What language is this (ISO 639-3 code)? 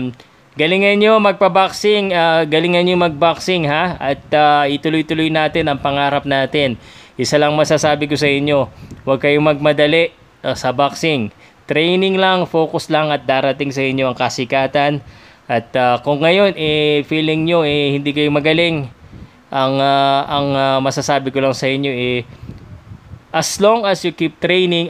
fil